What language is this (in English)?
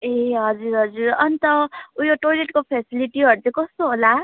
Nepali